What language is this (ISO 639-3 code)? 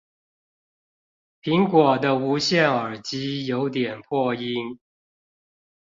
zho